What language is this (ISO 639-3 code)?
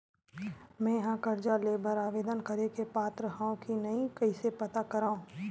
hne